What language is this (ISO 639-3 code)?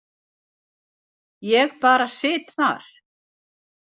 isl